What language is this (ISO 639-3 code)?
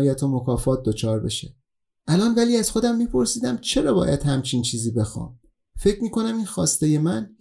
fas